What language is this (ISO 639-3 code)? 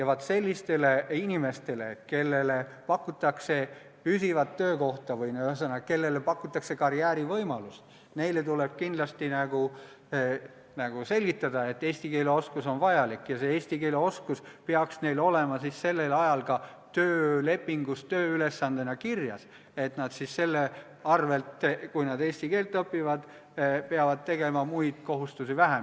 est